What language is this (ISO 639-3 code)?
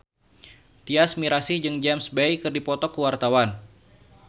sun